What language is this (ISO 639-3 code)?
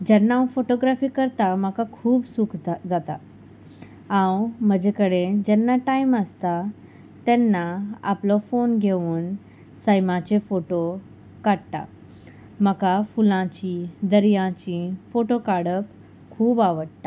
kok